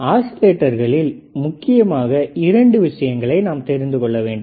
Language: Tamil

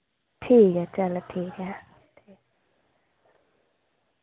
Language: Dogri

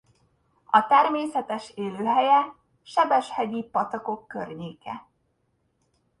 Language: Hungarian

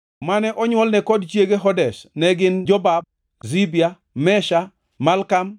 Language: Luo (Kenya and Tanzania)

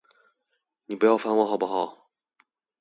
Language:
Chinese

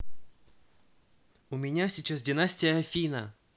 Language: Russian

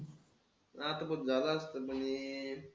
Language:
Marathi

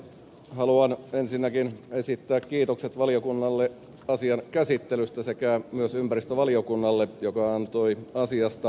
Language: Finnish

